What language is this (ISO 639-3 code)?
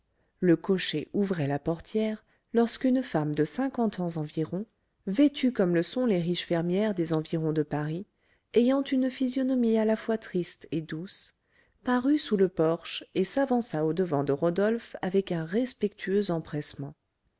fra